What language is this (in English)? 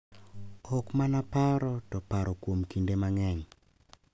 Luo (Kenya and Tanzania)